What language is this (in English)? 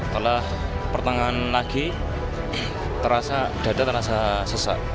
Indonesian